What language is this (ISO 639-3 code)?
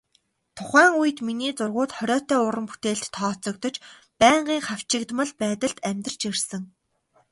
mon